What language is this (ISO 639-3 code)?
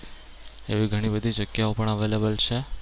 guj